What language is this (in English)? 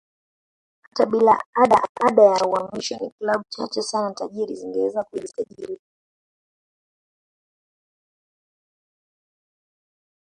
Swahili